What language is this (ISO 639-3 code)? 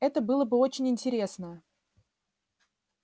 rus